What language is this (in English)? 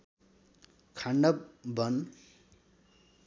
Nepali